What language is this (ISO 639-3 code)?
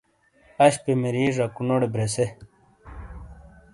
scl